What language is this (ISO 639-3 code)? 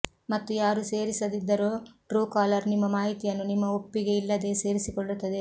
kan